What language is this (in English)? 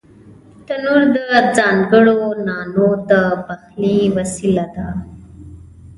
Pashto